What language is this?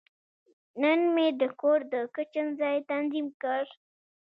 Pashto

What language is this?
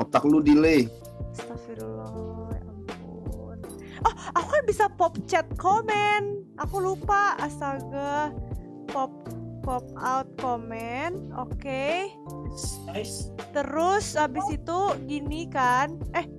Indonesian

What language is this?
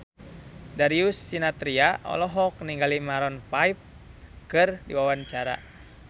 Sundanese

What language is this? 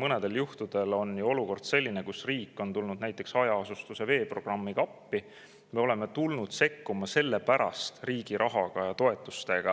Estonian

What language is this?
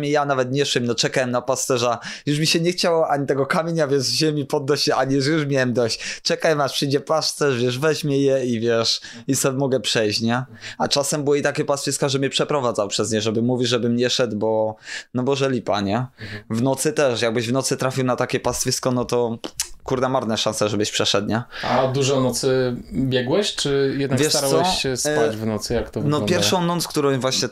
Polish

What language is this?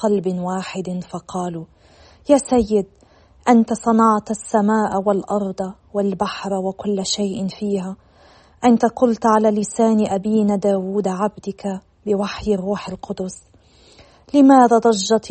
Arabic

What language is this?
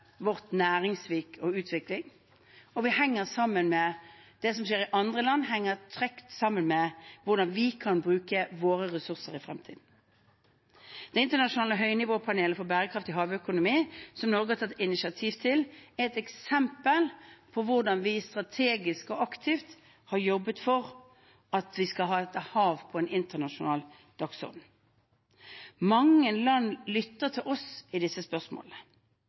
Norwegian Bokmål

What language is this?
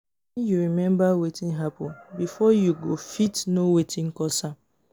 Nigerian Pidgin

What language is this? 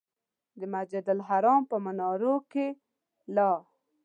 Pashto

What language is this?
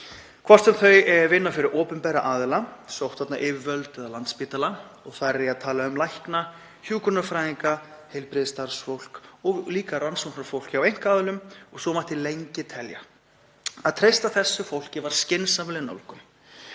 Icelandic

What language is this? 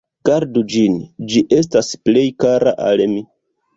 Esperanto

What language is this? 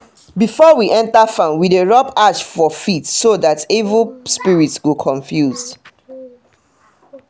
Nigerian Pidgin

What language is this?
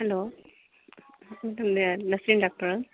Kannada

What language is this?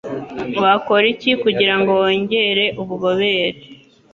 Kinyarwanda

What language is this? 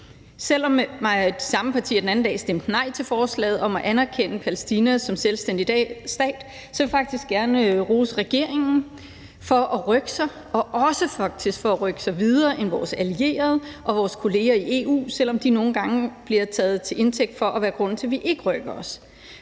Danish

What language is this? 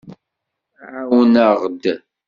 Kabyle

